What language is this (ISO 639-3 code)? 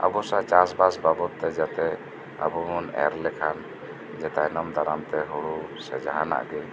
sat